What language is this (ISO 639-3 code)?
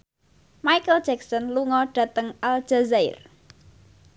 jav